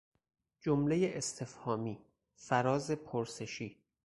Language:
Persian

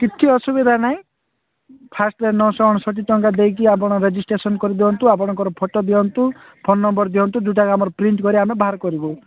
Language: Odia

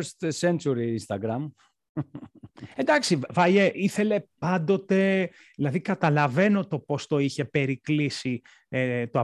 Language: Greek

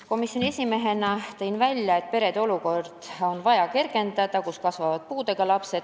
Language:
Estonian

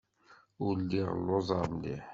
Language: Kabyle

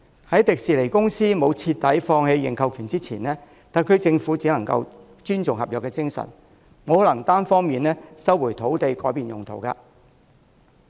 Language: Cantonese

